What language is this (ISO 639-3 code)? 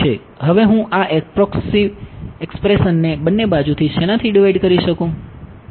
guj